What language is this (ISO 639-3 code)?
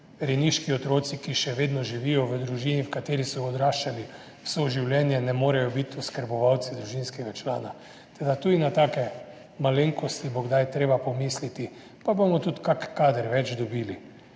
slv